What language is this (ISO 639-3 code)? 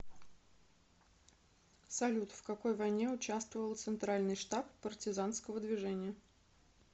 rus